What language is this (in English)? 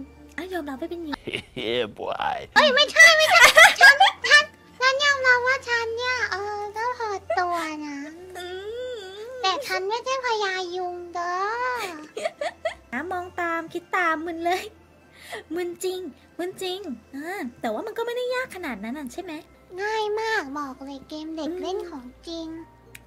Thai